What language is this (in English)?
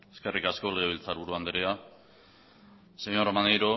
Basque